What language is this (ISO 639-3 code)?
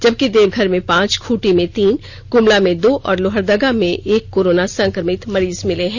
hin